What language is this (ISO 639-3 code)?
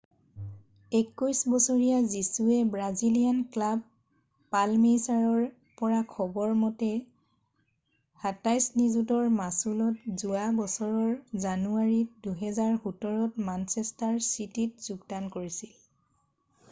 asm